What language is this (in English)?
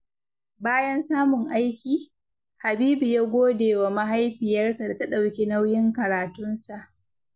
Hausa